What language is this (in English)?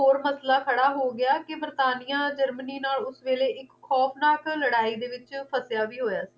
Punjabi